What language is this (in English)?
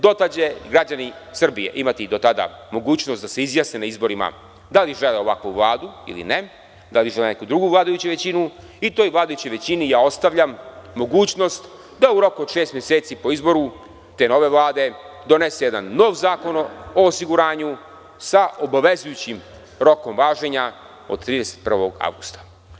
Serbian